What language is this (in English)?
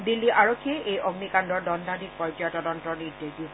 Assamese